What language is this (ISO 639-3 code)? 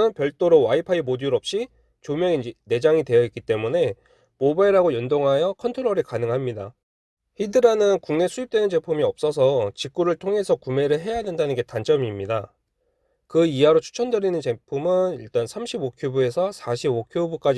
kor